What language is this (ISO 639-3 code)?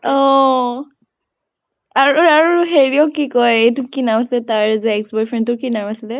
asm